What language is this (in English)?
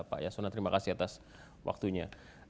Indonesian